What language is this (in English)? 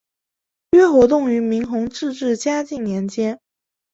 Chinese